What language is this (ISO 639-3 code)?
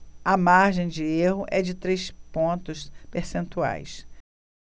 por